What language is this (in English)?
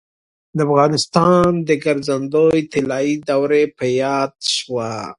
Pashto